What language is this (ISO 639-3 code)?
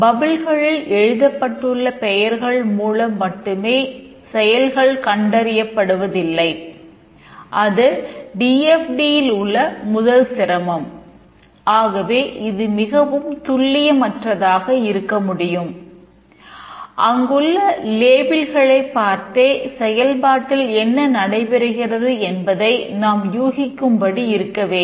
tam